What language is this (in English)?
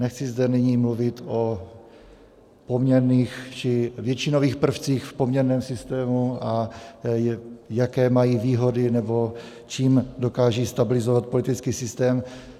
Czech